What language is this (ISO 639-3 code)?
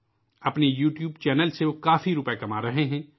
urd